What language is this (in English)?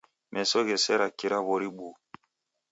Taita